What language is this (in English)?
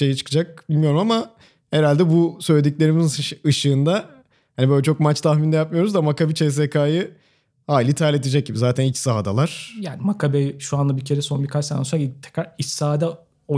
Turkish